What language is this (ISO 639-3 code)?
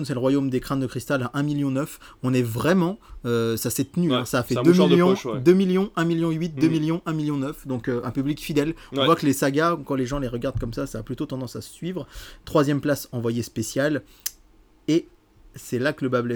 fra